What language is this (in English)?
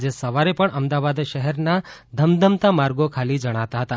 Gujarati